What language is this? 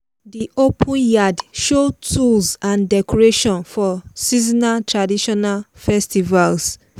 Nigerian Pidgin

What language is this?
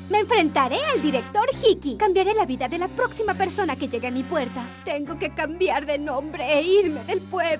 Spanish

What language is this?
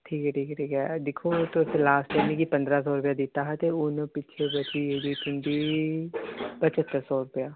Dogri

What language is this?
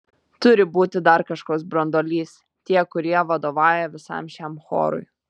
Lithuanian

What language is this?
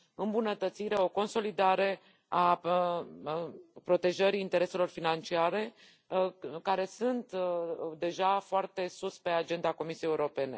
Romanian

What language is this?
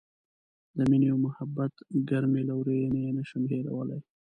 Pashto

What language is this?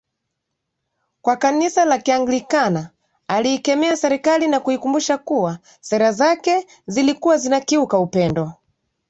Swahili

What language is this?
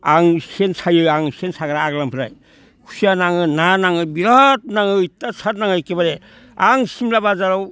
Bodo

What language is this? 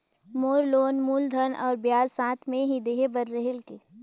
Chhattisgarhi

